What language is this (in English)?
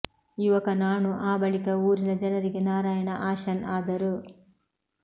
Kannada